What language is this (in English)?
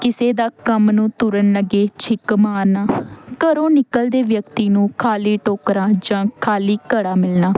Punjabi